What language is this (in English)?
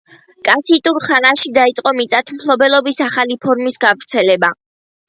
Georgian